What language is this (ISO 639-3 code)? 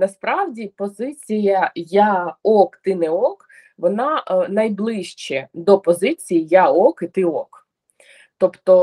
ukr